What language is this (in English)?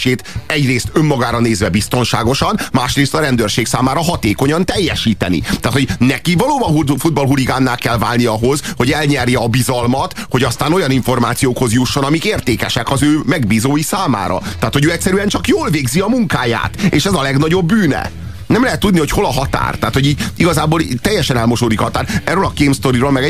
Hungarian